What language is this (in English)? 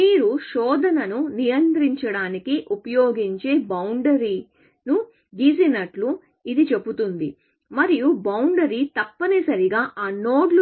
Telugu